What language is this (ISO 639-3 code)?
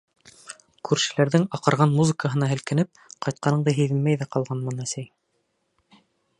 bak